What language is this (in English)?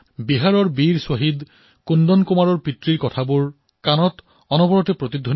Assamese